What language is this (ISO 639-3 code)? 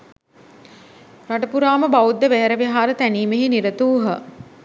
sin